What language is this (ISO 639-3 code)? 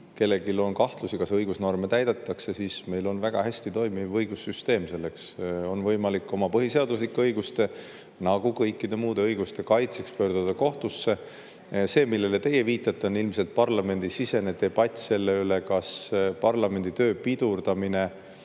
est